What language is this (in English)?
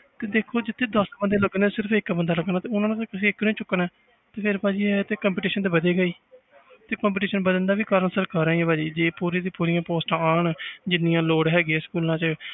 Punjabi